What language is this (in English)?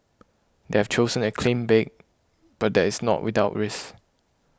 English